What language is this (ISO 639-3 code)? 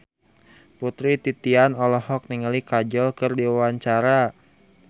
sun